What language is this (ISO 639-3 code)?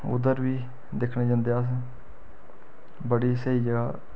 doi